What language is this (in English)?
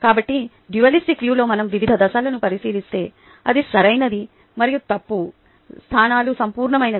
Telugu